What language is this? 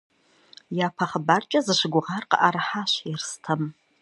Kabardian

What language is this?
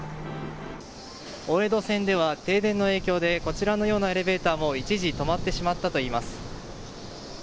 Japanese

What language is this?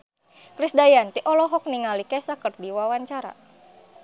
Sundanese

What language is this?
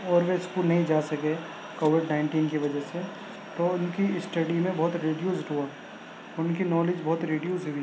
Urdu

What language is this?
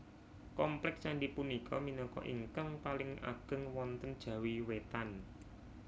Javanese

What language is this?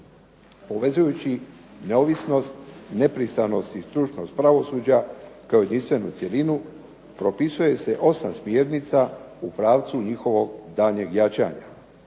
Croatian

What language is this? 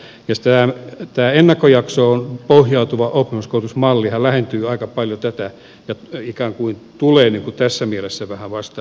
Finnish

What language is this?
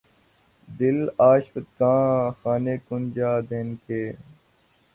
Urdu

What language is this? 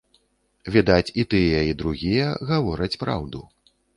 Belarusian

